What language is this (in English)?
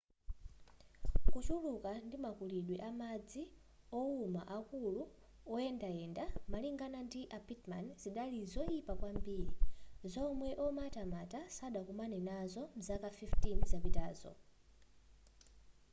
Nyanja